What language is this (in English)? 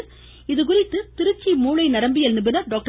Tamil